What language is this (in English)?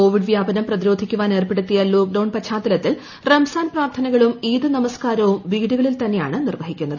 Malayalam